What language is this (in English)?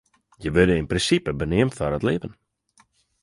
Western Frisian